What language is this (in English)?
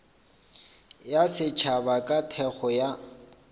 Northern Sotho